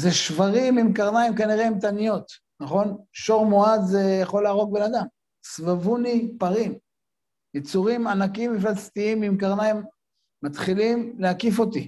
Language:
Hebrew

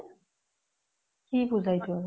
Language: Assamese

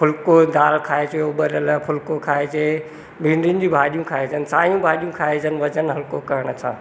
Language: Sindhi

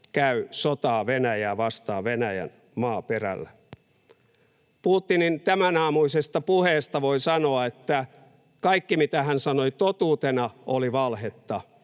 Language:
Finnish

